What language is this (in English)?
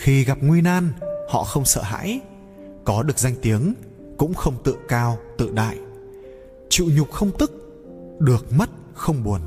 Vietnamese